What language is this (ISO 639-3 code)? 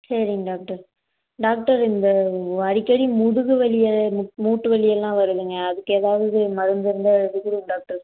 tam